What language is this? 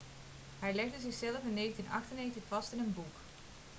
Dutch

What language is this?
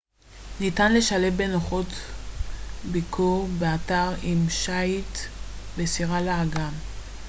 Hebrew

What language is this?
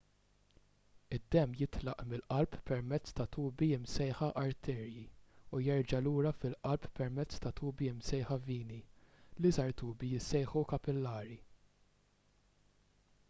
Maltese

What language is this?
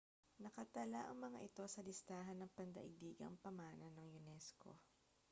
Filipino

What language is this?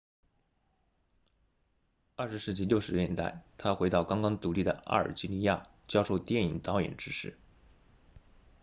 Chinese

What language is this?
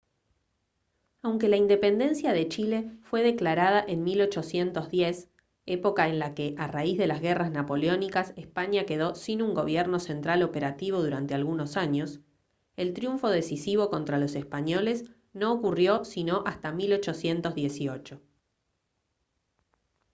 Spanish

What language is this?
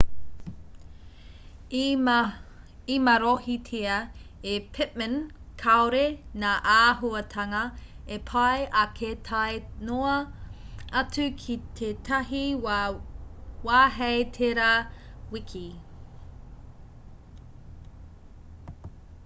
Māori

